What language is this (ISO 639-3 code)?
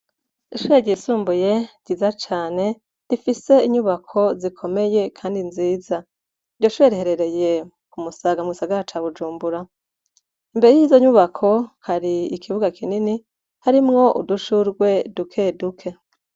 run